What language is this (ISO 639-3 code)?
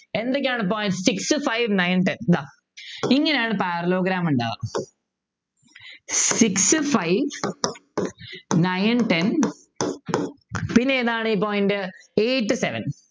mal